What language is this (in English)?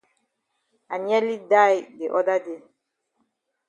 Cameroon Pidgin